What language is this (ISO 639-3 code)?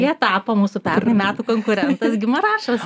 lit